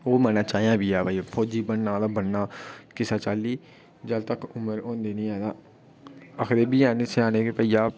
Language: Dogri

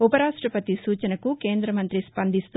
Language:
Telugu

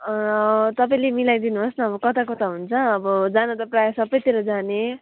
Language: Nepali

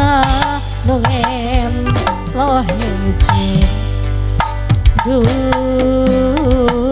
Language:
Indonesian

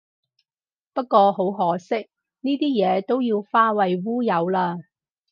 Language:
Cantonese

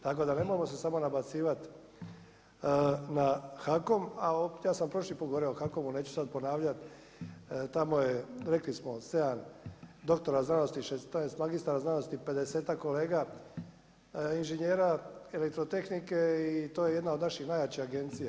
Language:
Croatian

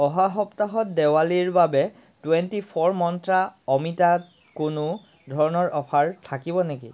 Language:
Assamese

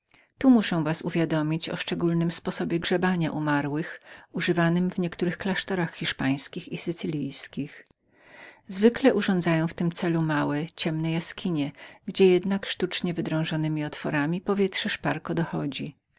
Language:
Polish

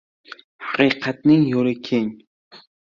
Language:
Uzbek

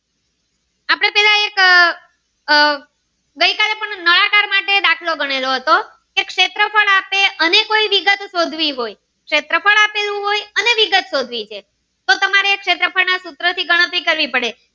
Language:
Gujarati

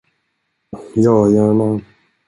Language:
Swedish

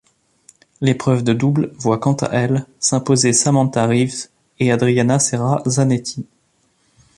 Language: French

